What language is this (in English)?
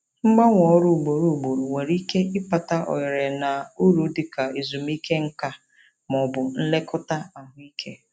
Igbo